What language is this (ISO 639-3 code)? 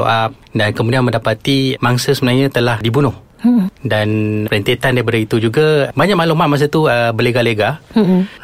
msa